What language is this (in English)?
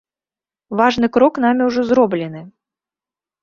Belarusian